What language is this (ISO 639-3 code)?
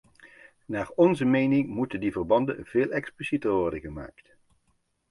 nld